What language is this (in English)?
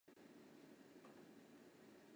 Chinese